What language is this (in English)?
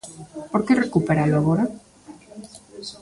Galician